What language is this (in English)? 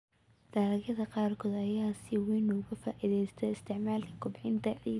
Somali